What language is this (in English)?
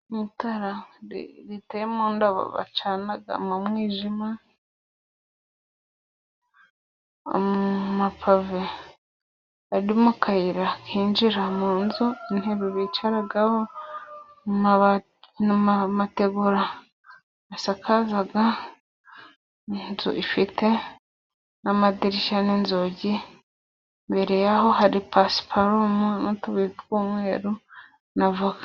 Kinyarwanda